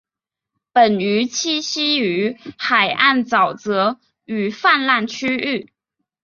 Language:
Chinese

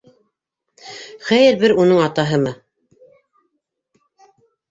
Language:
Bashkir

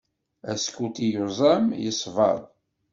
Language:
Kabyle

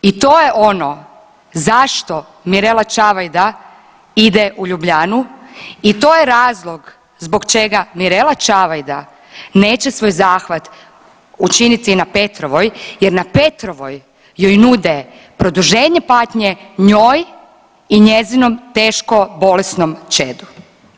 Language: Croatian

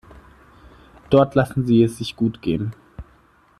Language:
German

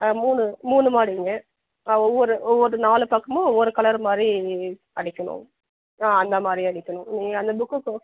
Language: Tamil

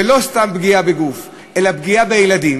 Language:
Hebrew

